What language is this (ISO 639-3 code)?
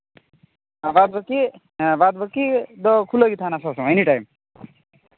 sat